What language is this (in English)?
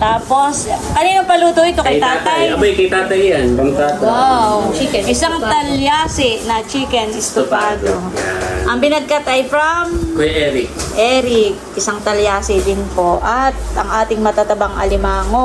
Filipino